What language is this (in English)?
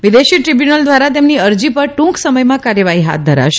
Gujarati